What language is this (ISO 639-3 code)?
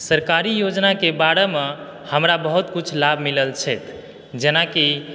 mai